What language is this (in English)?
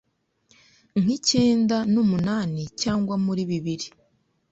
Kinyarwanda